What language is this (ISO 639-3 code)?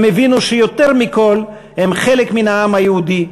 heb